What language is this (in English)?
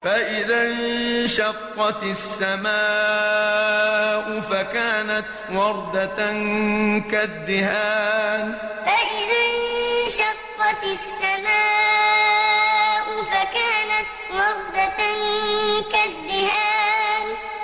Arabic